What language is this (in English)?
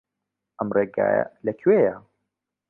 Central Kurdish